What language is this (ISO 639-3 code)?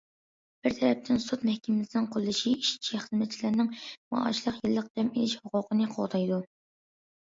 uig